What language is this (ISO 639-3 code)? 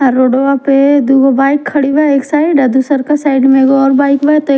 bho